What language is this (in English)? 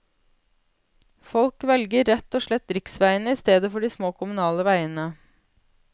Norwegian